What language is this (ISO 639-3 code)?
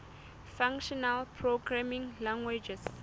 sot